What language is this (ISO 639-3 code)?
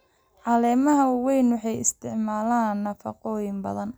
som